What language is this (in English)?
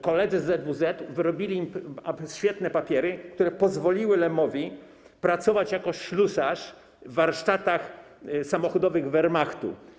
Polish